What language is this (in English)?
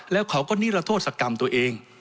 Thai